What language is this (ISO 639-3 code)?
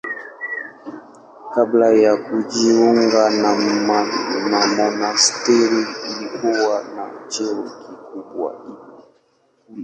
swa